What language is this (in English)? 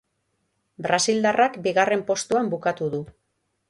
Basque